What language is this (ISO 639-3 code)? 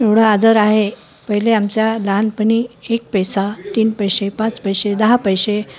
mar